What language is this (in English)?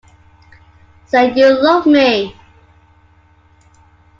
English